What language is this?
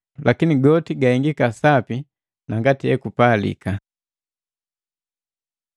Matengo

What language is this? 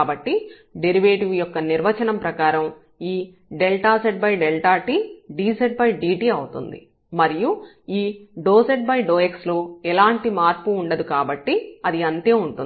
Telugu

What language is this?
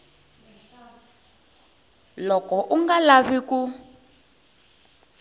Tsonga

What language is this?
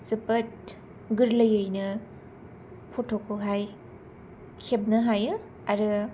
Bodo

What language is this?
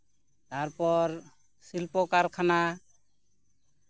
Santali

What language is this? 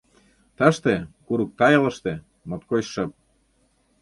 Mari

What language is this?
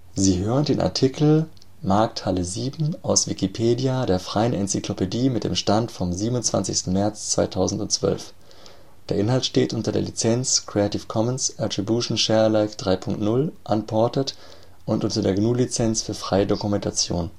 German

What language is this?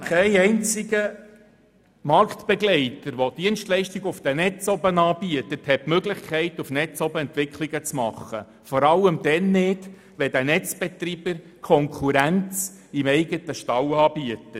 Swiss German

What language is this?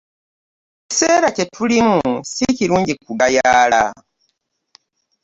Ganda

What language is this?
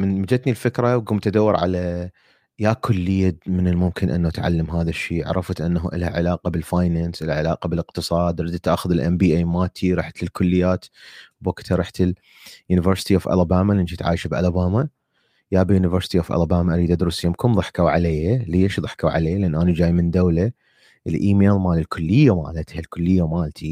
Arabic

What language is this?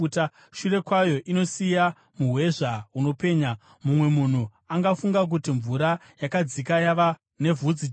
Shona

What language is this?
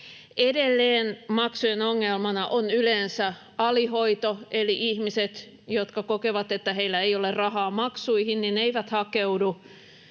Finnish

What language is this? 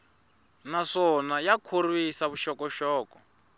Tsonga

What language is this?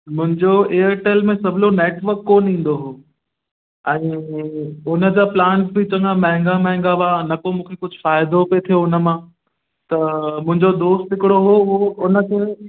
Sindhi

